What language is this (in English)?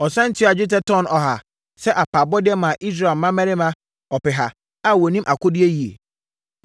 Akan